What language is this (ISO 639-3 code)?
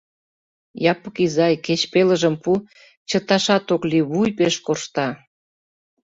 chm